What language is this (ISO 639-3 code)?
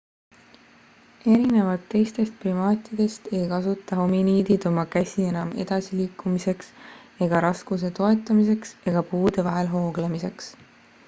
est